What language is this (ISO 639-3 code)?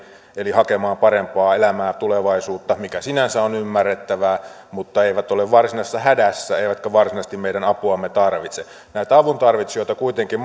fin